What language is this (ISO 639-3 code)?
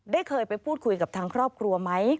tha